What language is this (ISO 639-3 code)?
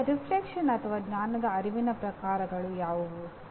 kan